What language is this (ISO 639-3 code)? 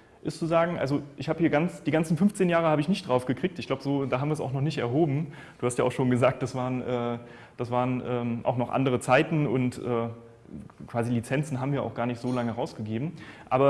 deu